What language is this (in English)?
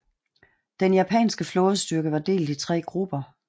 Danish